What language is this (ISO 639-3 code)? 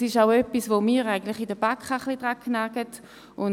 gsw